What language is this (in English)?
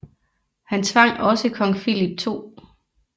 Danish